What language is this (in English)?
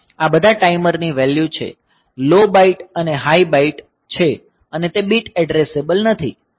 Gujarati